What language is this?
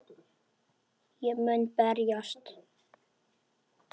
Icelandic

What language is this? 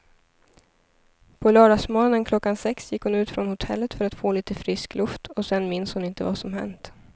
Swedish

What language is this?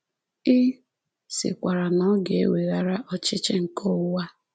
Igbo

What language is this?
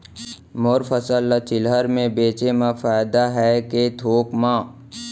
Chhattisgarhi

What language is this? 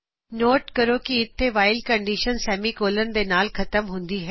Punjabi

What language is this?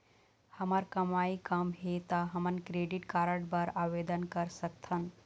Chhattisgarhi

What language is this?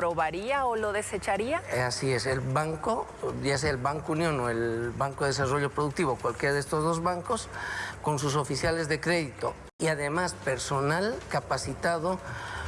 Spanish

